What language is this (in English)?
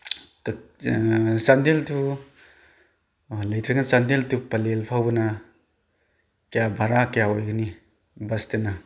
Manipuri